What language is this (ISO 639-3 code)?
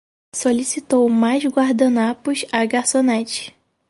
por